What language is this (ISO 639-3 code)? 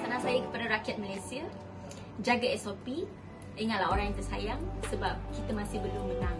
msa